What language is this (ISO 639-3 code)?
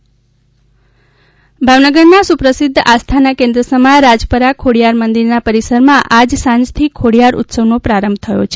guj